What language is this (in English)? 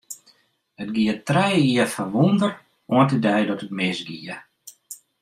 Western Frisian